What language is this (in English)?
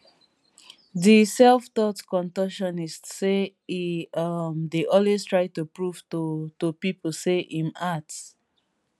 Nigerian Pidgin